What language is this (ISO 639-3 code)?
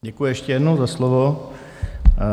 ces